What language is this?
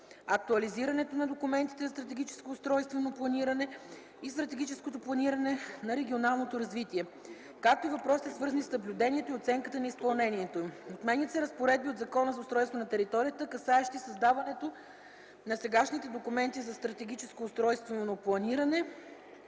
Bulgarian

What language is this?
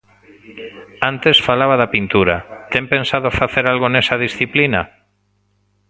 Galician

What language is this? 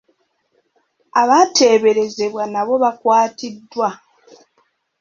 Ganda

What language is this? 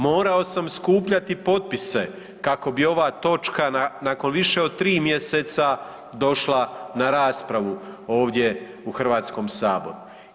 Croatian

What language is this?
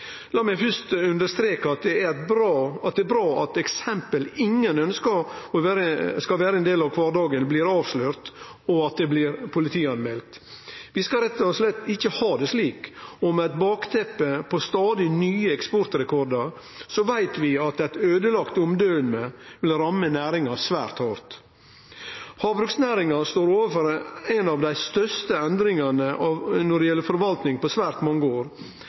Norwegian Nynorsk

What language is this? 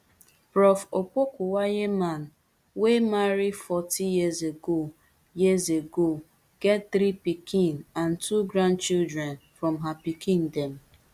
Nigerian Pidgin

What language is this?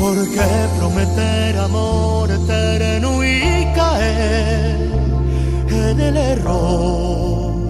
Arabic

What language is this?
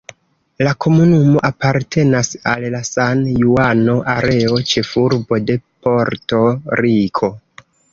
Esperanto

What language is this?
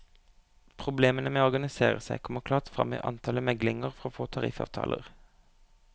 Norwegian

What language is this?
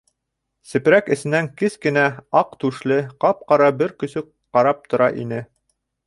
Bashkir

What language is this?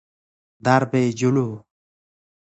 Persian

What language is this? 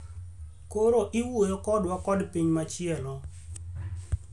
Luo (Kenya and Tanzania)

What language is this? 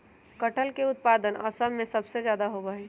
Magahi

